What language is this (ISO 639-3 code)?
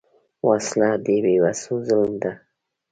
pus